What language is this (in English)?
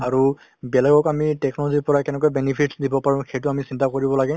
Assamese